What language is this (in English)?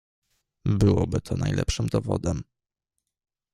Polish